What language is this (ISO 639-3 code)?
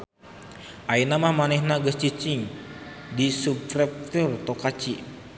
sun